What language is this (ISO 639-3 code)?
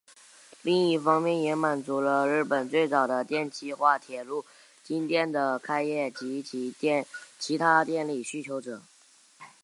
zho